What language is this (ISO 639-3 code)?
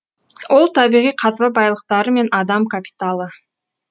kaz